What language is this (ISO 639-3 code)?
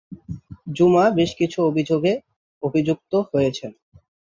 ben